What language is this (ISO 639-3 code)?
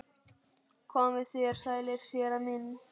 isl